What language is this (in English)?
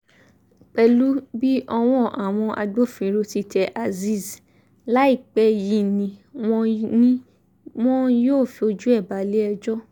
Yoruba